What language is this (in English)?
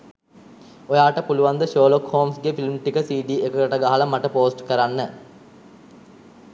Sinhala